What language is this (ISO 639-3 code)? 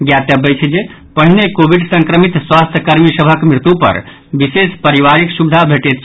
mai